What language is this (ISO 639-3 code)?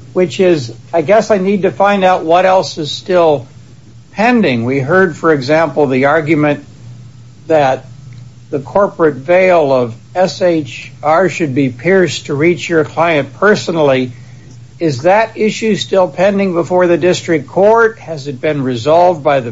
eng